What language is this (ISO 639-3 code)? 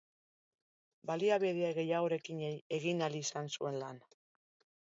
eus